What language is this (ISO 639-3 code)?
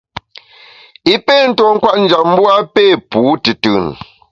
bax